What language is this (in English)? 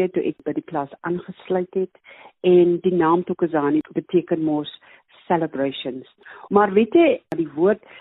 Swedish